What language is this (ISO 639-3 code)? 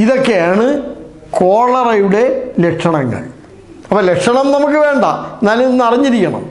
tur